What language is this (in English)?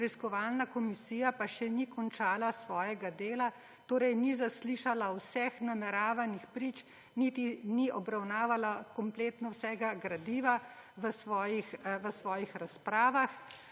Slovenian